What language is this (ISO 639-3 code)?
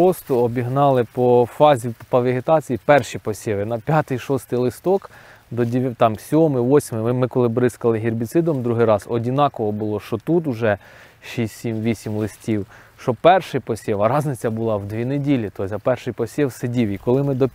ukr